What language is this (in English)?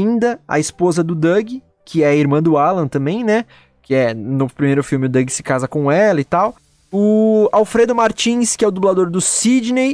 Portuguese